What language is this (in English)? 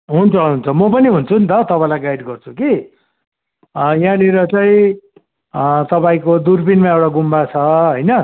Nepali